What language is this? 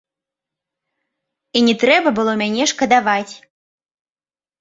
Belarusian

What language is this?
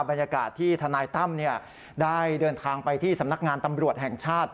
Thai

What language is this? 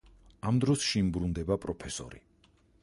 Georgian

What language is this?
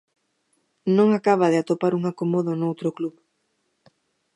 Galician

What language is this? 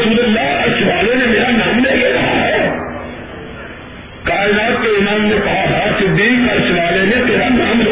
Urdu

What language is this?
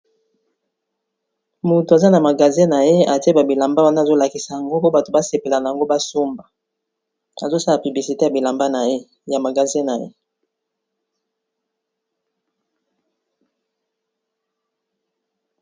Lingala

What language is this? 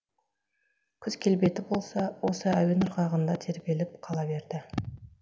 Kazakh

